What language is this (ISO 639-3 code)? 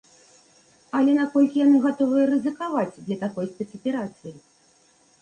bel